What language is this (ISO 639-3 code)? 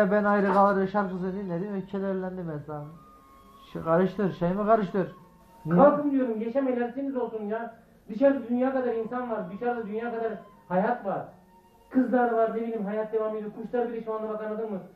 tur